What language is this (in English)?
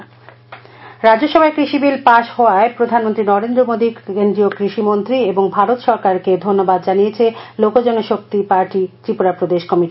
Bangla